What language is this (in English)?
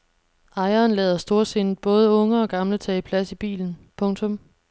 Danish